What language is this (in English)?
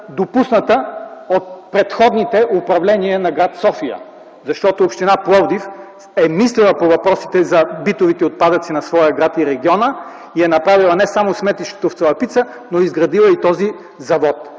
Bulgarian